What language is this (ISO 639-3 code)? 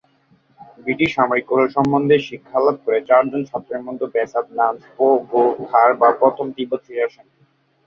ben